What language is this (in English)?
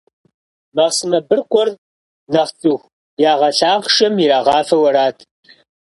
Kabardian